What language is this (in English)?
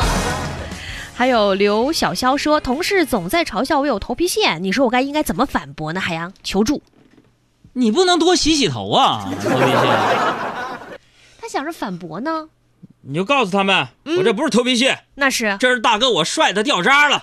Chinese